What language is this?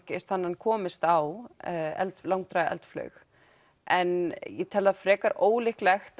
Icelandic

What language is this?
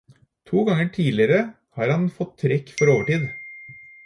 Norwegian Bokmål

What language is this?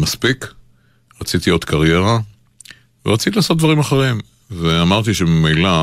Hebrew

